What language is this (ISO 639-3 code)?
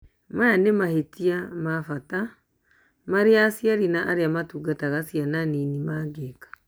kik